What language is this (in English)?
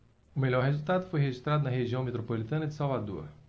Portuguese